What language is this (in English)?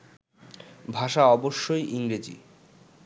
Bangla